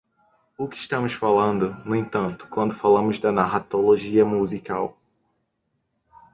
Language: Portuguese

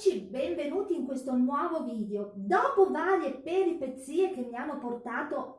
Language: Italian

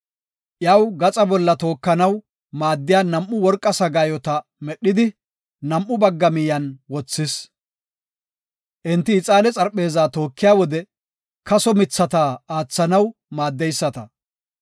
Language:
Gofa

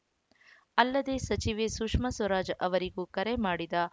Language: Kannada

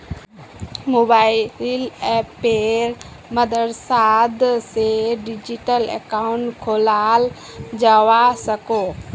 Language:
Magahi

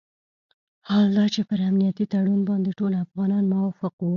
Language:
Pashto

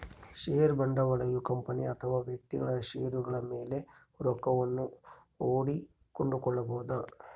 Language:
Kannada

